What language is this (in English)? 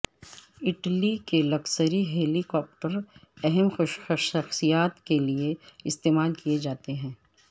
Urdu